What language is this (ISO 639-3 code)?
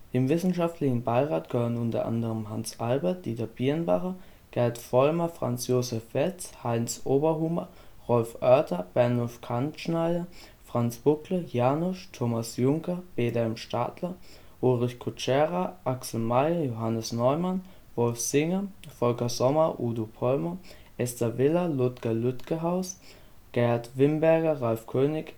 deu